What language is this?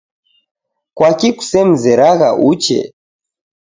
Taita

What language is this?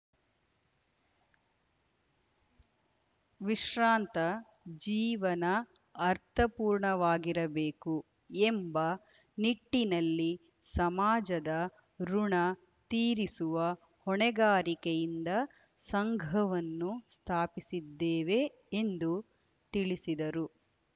Kannada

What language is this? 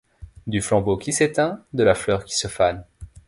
French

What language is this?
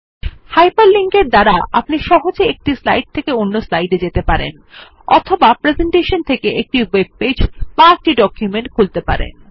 Bangla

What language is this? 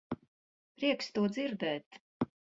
Latvian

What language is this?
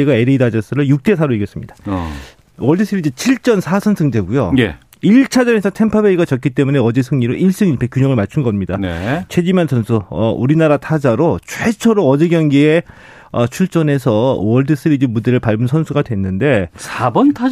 Korean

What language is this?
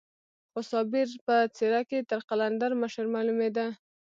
Pashto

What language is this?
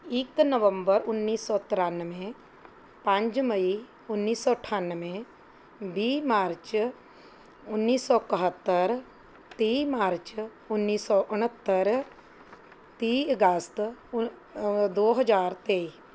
Punjabi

